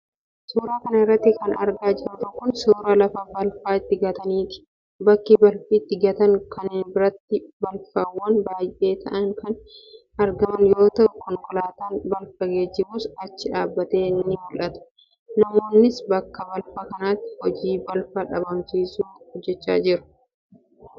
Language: Oromo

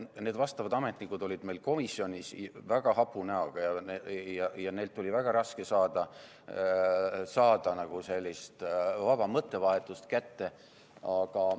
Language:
Estonian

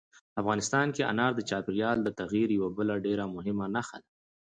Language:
Pashto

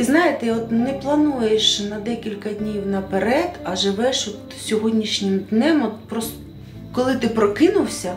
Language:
Ukrainian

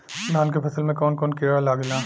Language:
Bhojpuri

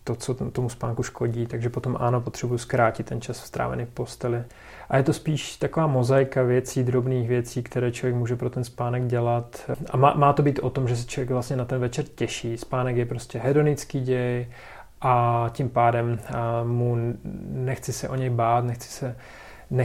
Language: Czech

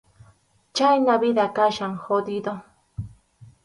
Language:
Arequipa-La Unión Quechua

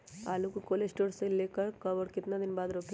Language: Magahi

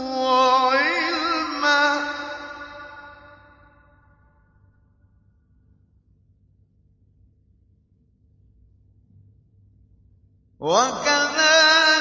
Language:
Arabic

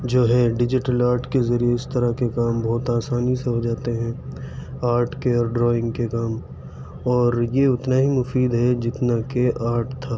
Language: Urdu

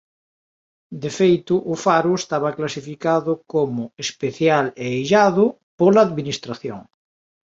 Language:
Galician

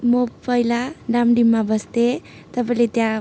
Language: Nepali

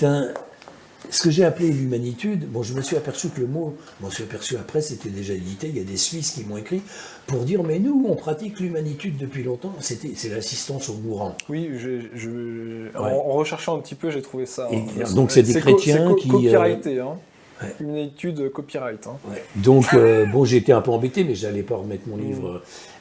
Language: French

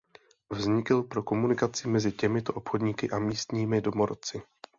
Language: Czech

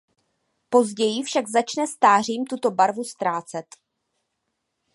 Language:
Czech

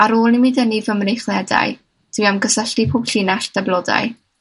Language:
Welsh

